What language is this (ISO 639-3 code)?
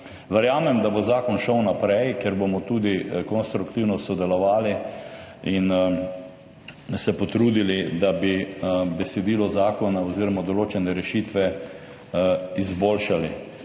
slv